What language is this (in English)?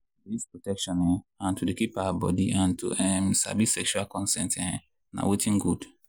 Nigerian Pidgin